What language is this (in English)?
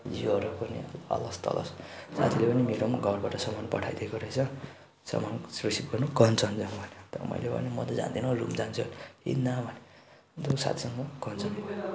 Nepali